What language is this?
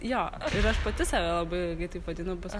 Lithuanian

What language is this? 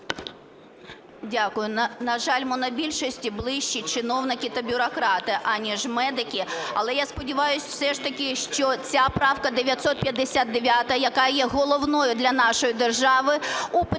Ukrainian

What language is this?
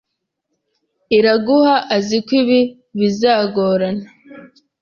Kinyarwanda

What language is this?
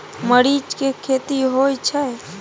Maithili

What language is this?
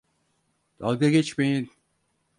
Turkish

